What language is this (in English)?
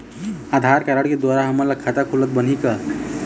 Chhattisgarhi